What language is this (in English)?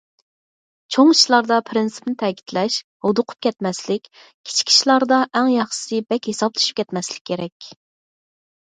Uyghur